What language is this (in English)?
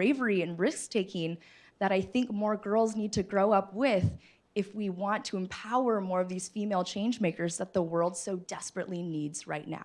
English